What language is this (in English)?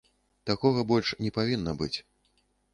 Belarusian